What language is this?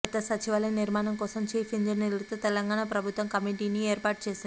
Telugu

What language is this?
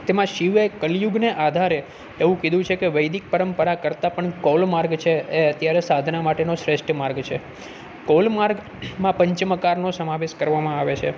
Gujarati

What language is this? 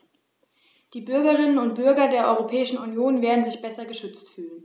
German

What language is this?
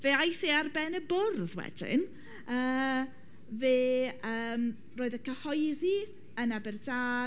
Welsh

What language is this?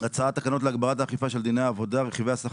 Hebrew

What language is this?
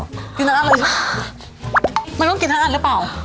Thai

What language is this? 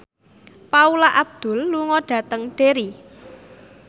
Javanese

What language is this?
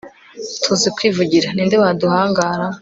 Kinyarwanda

